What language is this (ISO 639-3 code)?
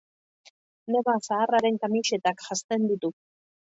eus